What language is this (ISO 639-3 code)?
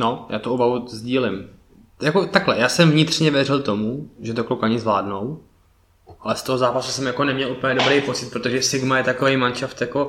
ces